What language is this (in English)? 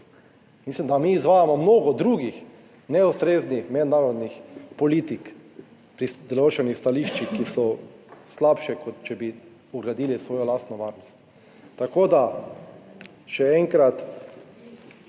Slovenian